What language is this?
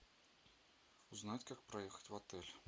Russian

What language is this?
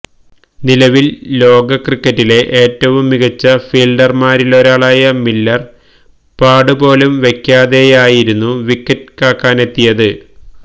Malayalam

